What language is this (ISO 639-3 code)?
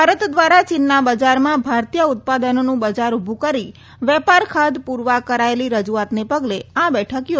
guj